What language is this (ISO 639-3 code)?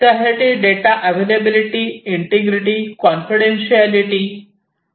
mar